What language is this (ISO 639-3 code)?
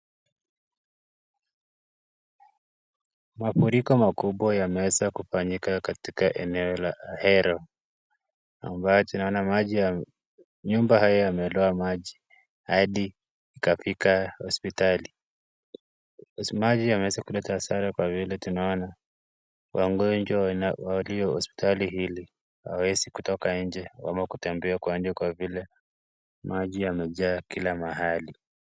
swa